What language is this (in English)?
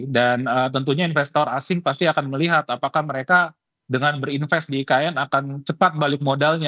Indonesian